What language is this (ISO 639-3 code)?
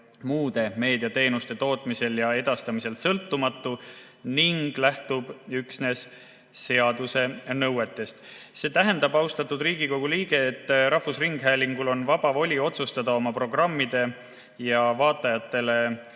est